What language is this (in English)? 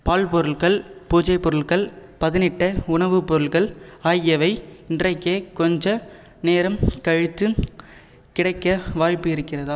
Tamil